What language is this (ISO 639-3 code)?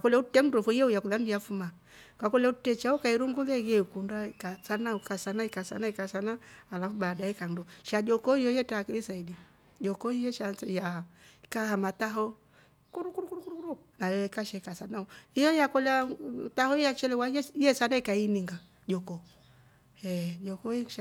rof